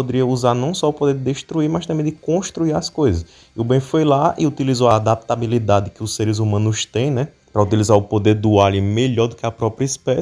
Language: Portuguese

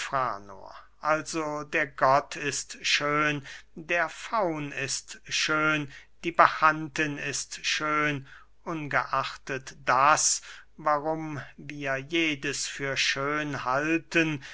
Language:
German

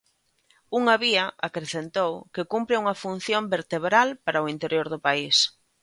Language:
Galician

